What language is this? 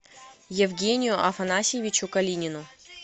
Russian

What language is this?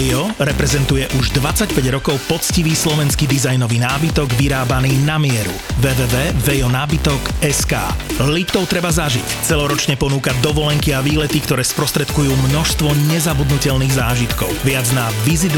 Slovak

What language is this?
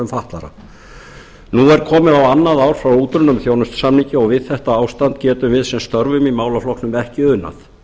Icelandic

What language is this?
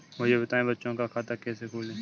Hindi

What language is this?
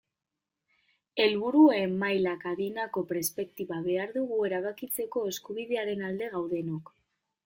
Basque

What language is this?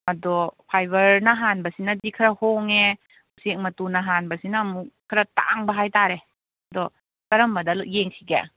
Manipuri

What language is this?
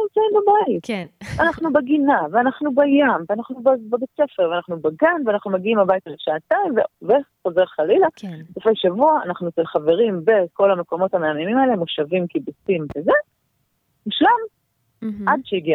Hebrew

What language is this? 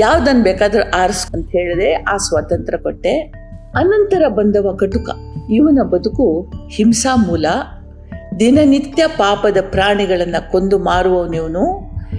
Kannada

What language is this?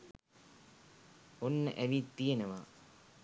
Sinhala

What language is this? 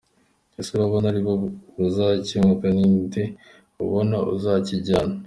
Kinyarwanda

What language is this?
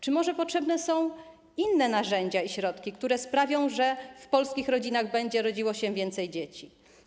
Polish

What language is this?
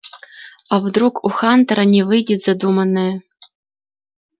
Russian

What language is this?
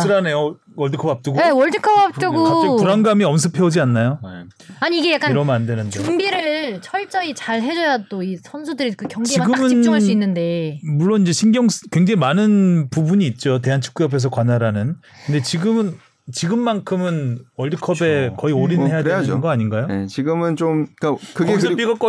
Korean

